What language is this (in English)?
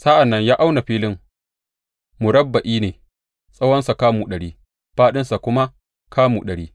Hausa